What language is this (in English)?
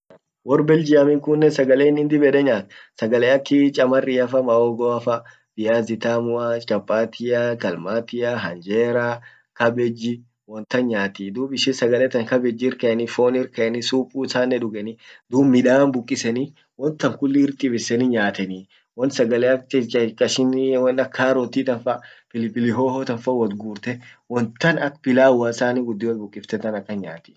Orma